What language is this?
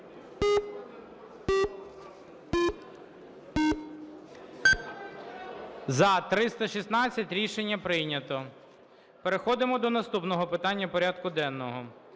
Ukrainian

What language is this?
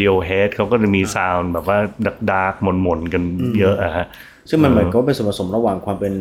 Thai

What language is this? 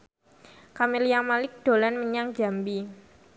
Javanese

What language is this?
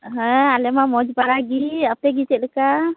Santali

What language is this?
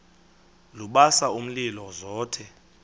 Xhosa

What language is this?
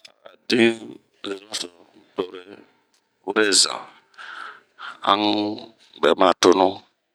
Bomu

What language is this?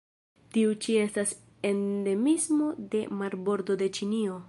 Esperanto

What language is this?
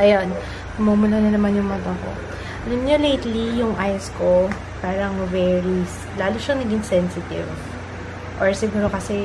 Filipino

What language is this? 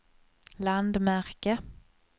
Swedish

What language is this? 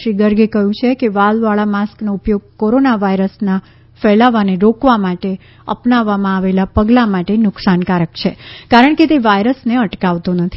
Gujarati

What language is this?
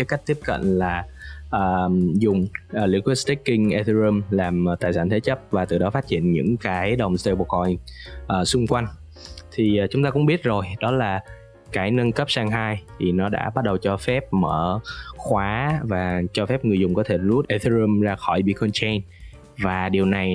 Vietnamese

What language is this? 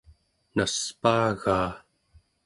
Central Yupik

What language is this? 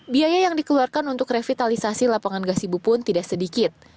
Indonesian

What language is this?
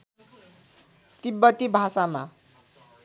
Nepali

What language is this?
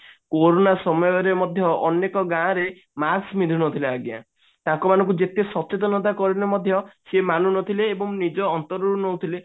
Odia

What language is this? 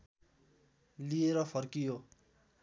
Nepali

